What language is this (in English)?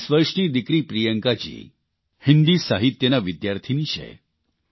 Gujarati